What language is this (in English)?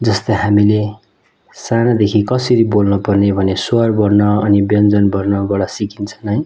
Nepali